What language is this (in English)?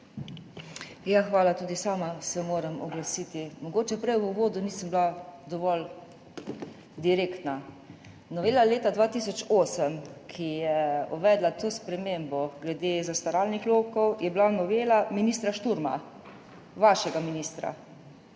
Slovenian